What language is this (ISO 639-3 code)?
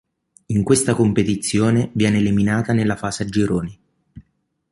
ita